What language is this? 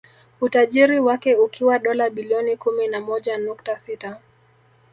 Swahili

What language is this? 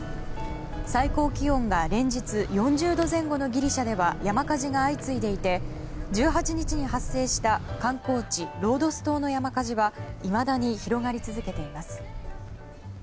Japanese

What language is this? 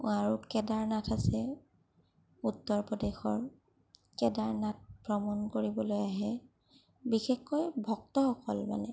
Assamese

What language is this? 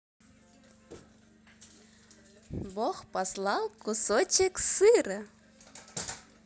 Russian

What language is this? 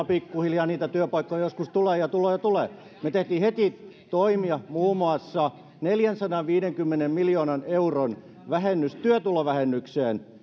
Finnish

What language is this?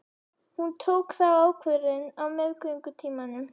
Icelandic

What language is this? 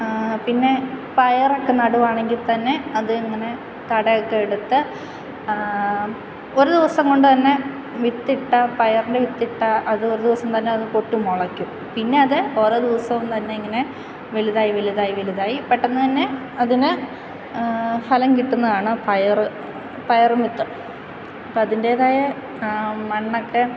Malayalam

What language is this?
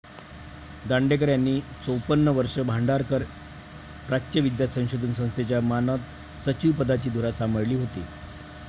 Marathi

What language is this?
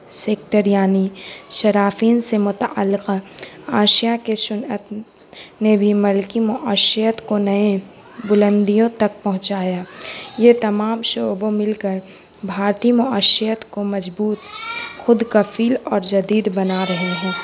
Urdu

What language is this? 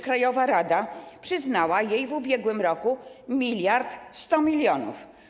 Polish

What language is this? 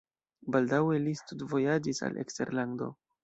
Esperanto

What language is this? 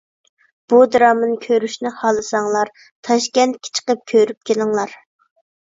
Uyghur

